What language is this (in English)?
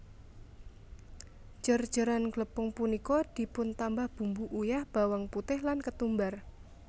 Javanese